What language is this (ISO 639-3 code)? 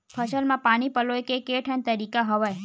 hne